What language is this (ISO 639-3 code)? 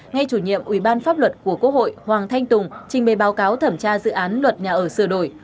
vie